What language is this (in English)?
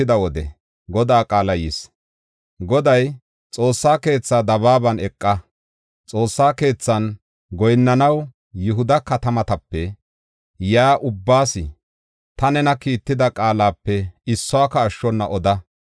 Gofa